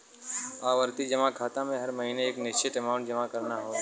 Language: Bhojpuri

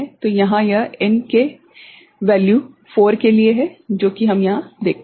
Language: Hindi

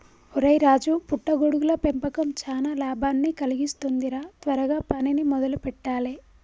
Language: Telugu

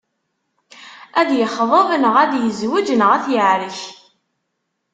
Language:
Kabyle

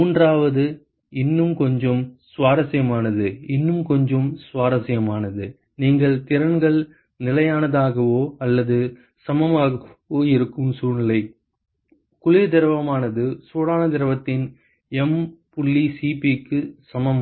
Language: Tamil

